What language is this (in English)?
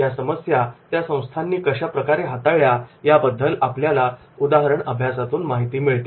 Marathi